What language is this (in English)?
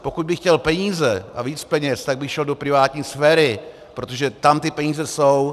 Czech